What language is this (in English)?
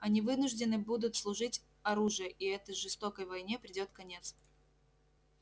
Russian